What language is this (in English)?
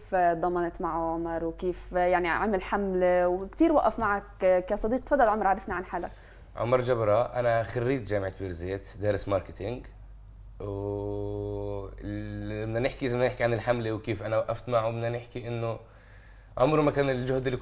Arabic